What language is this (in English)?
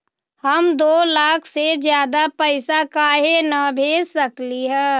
Magahi